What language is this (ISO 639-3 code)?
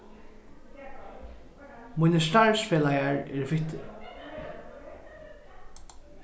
fao